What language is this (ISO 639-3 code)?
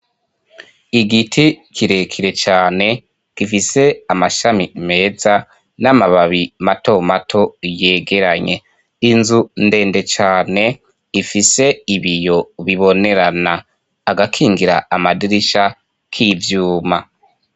run